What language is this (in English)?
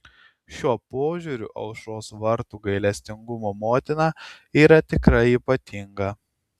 Lithuanian